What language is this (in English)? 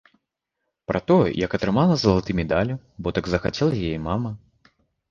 Belarusian